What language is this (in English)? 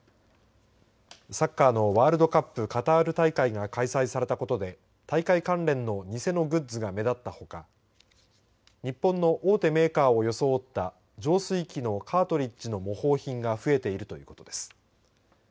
Japanese